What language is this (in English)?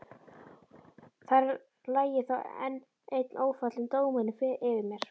Icelandic